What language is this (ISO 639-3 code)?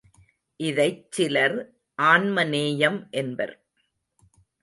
tam